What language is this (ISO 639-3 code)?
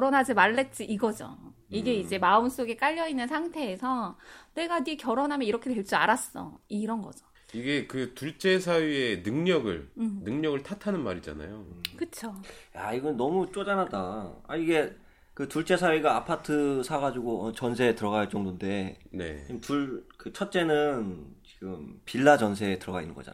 kor